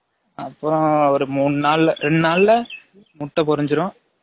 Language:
Tamil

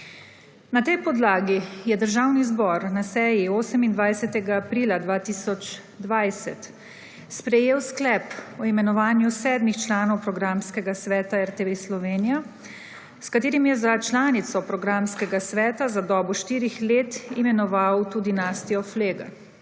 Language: Slovenian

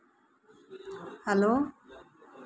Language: Santali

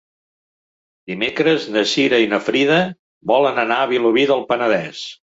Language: Catalan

